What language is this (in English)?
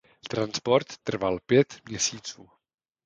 Czech